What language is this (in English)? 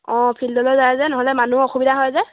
Assamese